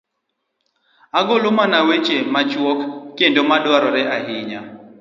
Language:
Luo (Kenya and Tanzania)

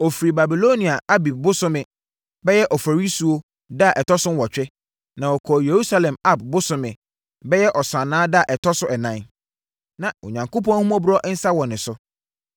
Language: Akan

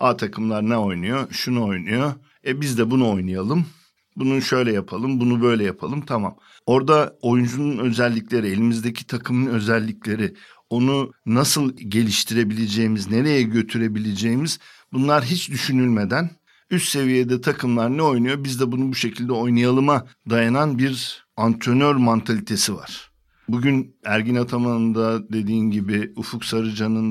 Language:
Turkish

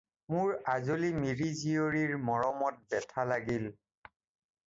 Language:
Assamese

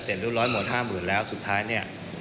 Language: Thai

